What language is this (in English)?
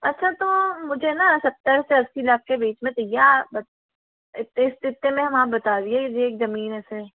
Hindi